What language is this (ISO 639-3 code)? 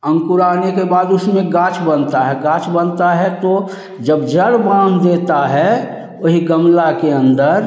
hin